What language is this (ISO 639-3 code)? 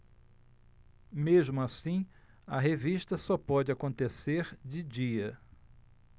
por